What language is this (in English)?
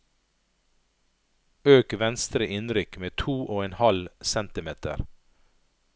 Norwegian